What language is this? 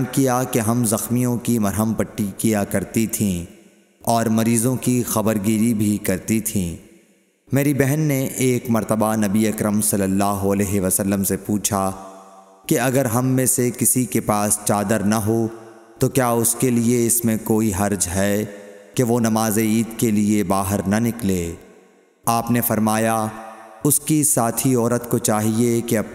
Urdu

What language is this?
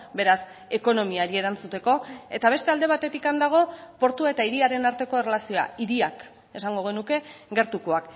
Basque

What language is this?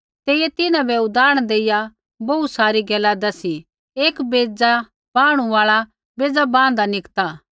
Kullu Pahari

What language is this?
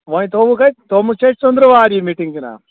Kashmiri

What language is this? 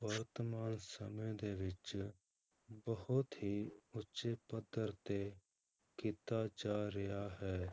Punjabi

